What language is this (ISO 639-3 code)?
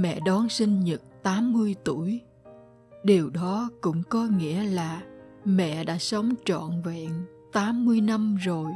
vie